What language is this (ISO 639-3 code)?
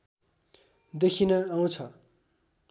nep